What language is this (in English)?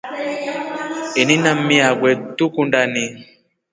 Rombo